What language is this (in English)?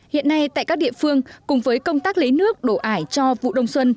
Vietnamese